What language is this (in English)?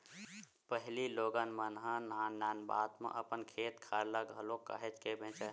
Chhattisgarhi